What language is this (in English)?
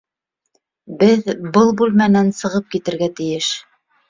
Bashkir